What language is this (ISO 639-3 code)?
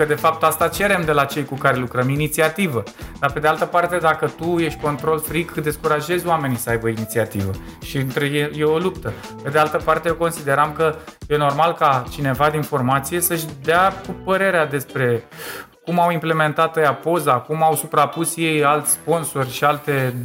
ron